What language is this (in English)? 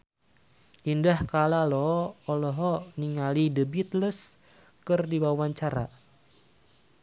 Sundanese